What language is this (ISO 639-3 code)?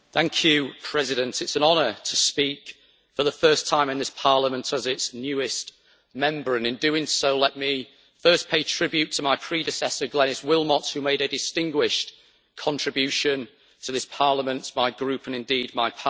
eng